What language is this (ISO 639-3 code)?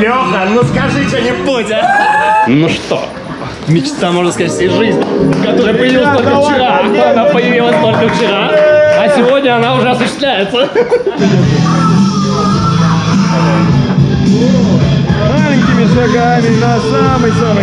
rus